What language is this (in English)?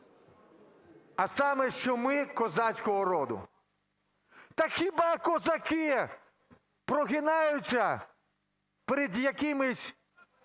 Ukrainian